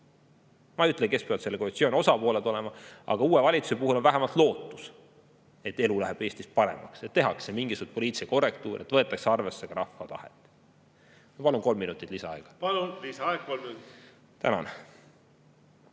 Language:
Estonian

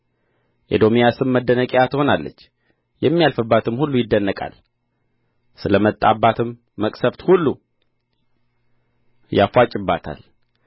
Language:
Amharic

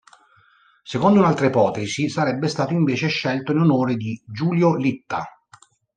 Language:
Italian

